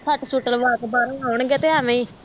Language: Punjabi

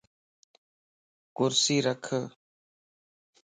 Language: Lasi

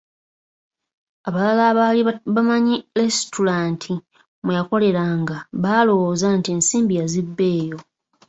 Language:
Ganda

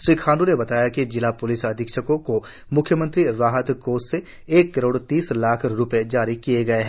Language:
Hindi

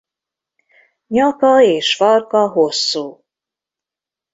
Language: Hungarian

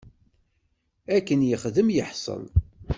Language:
Kabyle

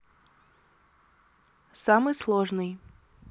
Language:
Russian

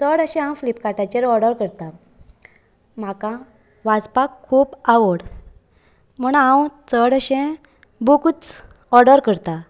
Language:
Konkani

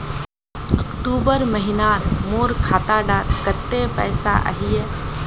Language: Magahi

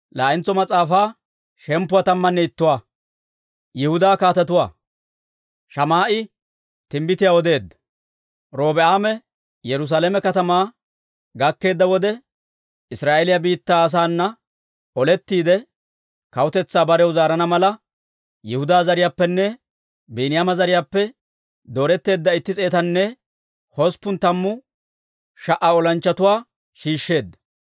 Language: Dawro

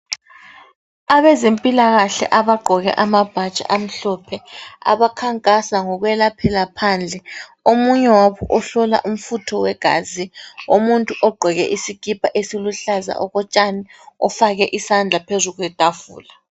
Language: North Ndebele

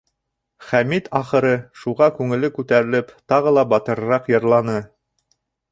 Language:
Bashkir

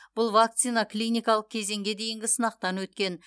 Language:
Kazakh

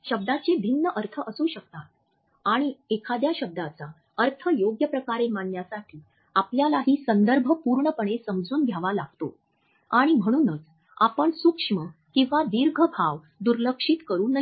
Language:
Marathi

